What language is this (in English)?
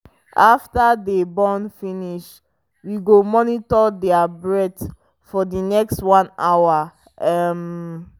Nigerian Pidgin